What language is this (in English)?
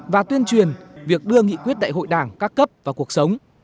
Vietnamese